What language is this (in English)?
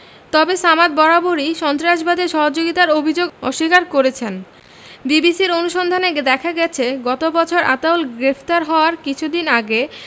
Bangla